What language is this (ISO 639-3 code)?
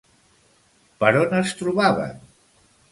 cat